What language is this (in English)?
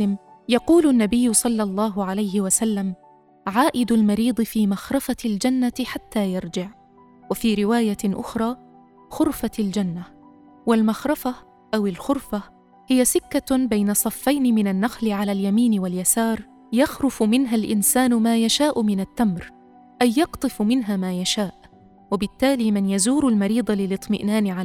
Arabic